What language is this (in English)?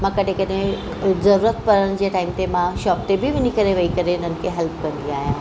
Sindhi